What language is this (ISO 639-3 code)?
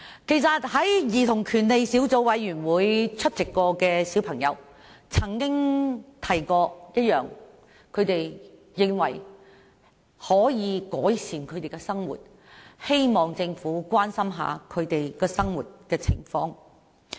yue